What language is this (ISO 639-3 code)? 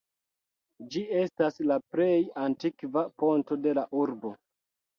epo